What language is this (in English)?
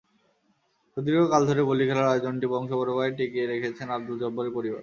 Bangla